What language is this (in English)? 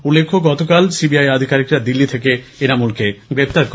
Bangla